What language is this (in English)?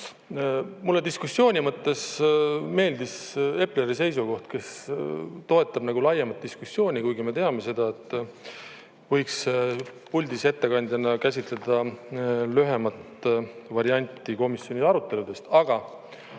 Estonian